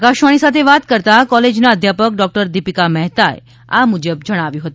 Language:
Gujarati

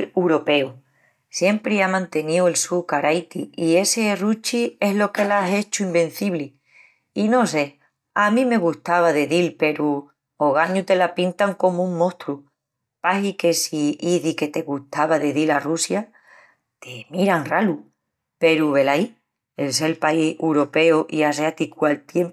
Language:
Extremaduran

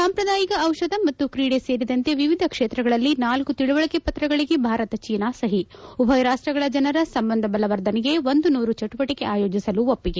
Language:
Kannada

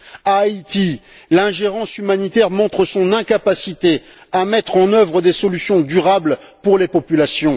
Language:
French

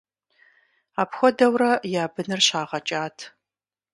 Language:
Kabardian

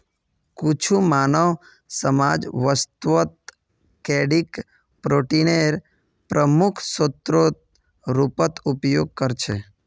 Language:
Magahi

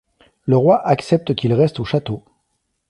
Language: French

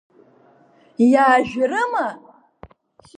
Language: Abkhazian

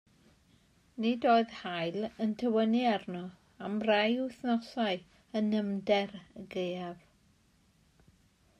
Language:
Welsh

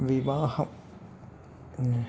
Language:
Malayalam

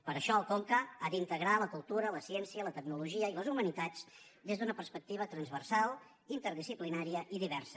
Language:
Catalan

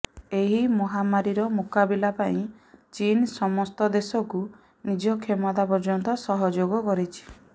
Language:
Odia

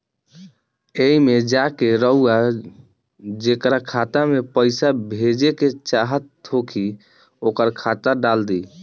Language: Bhojpuri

